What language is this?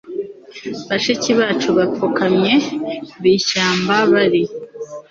Kinyarwanda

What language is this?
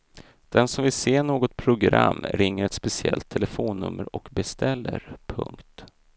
Swedish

